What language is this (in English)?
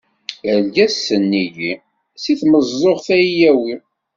Kabyle